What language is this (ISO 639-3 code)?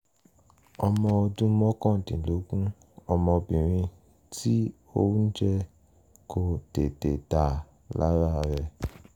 yor